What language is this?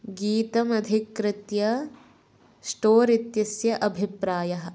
Sanskrit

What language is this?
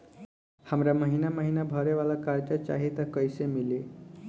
Bhojpuri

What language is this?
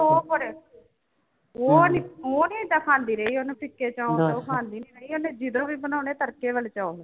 Punjabi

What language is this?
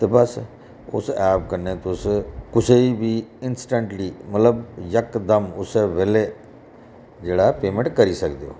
Dogri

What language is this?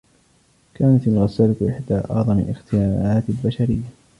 Arabic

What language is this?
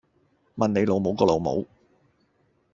Cantonese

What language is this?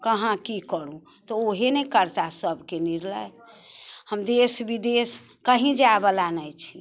Maithili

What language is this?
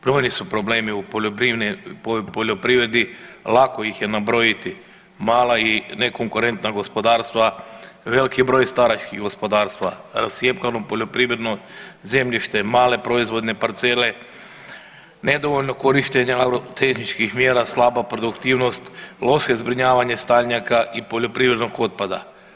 Croatian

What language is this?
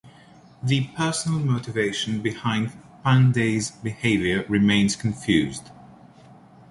English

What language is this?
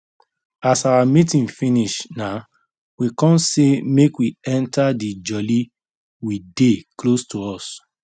Nigerian Pidgin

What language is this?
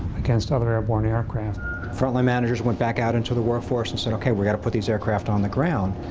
English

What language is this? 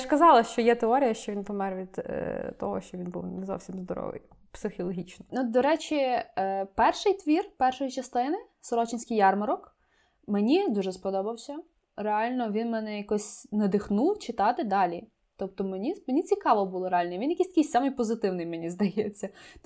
Ukrainian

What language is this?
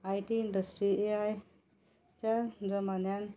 Konkani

